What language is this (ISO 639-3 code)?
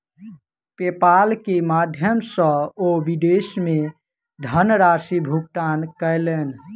mai